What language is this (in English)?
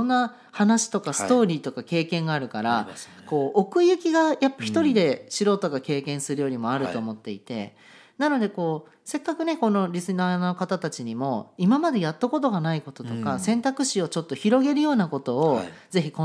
Japanese